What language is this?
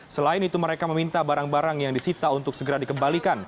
Indonesian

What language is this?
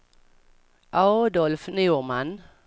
Swedish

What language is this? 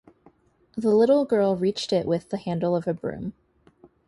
English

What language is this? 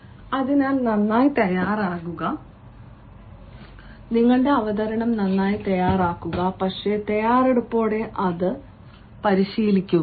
Malayalam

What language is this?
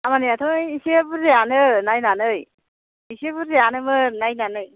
Bodo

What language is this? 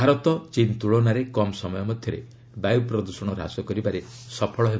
Odia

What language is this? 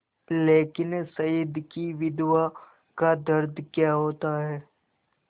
Hindi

